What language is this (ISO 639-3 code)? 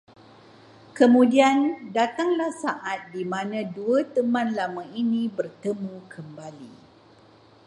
msa